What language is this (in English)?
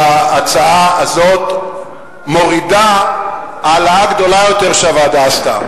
Hebrew